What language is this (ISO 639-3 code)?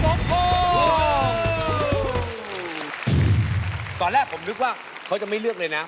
tha